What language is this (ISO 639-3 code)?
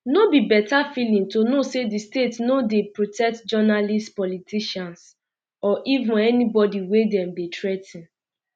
pcm